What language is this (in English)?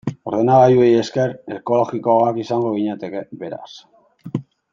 Basque